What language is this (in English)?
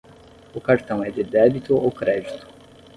Portuguese